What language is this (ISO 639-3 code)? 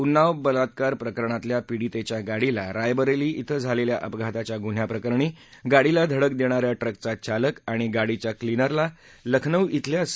mar